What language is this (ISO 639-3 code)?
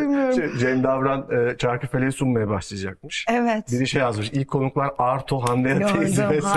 tur